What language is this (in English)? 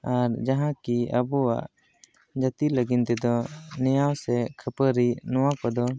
Santali